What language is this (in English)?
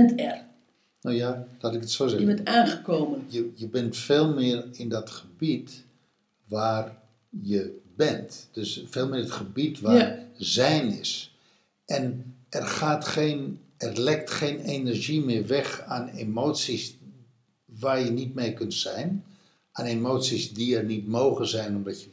Dutch